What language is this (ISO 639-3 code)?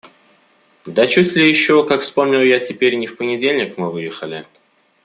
rus